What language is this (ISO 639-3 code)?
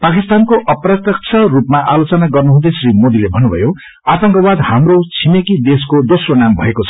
nep